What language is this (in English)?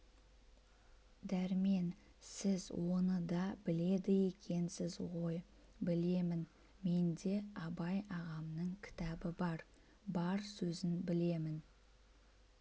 Kazakh